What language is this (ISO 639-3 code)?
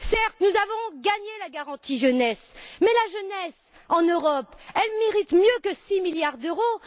fra